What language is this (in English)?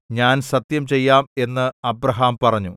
Malayalam